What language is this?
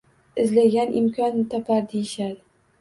Uzbek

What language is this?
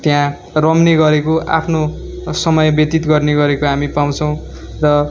Nepali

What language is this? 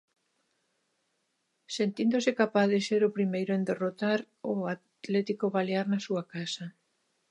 Galician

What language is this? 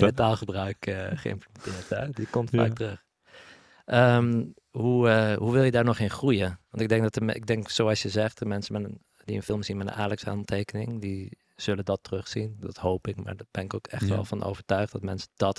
Dutch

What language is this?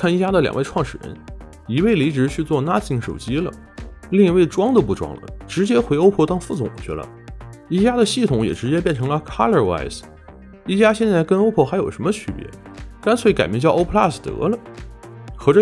Chinese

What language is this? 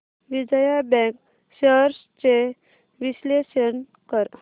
Marathi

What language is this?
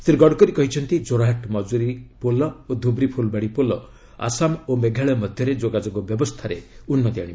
Odia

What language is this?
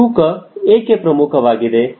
Kannada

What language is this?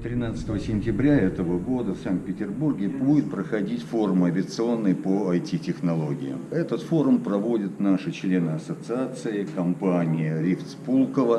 Russian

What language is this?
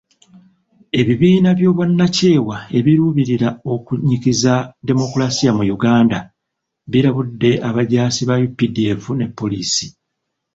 Ganda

